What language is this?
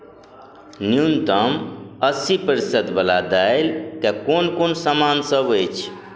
Maithili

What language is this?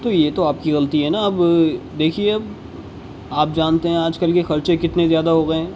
Urdu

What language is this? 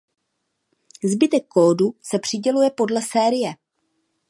Czech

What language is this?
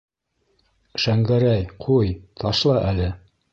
Bashkir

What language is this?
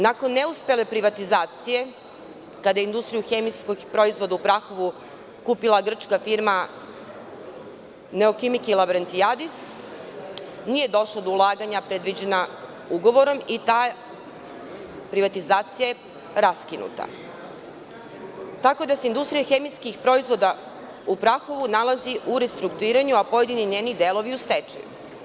Serbian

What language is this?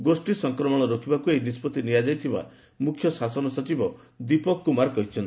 Odia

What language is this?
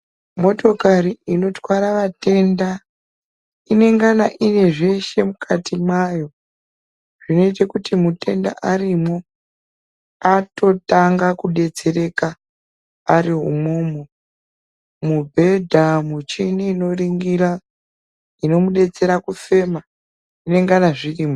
Ndau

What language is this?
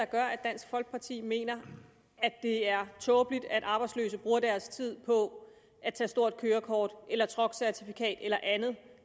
Danish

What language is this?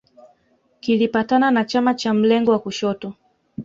Swahili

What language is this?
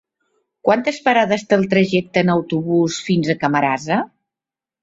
Catalan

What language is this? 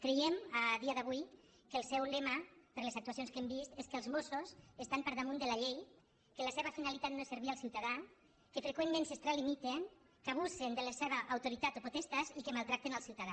Catalan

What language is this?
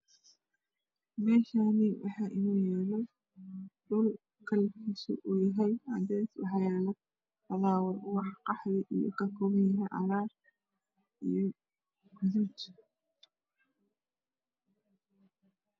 Somali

